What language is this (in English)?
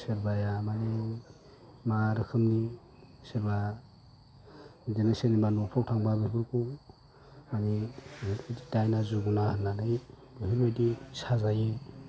Bodo